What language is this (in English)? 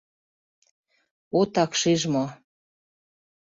Mari